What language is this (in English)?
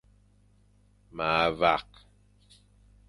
Fang